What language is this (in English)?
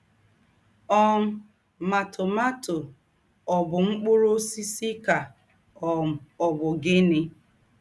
Igbo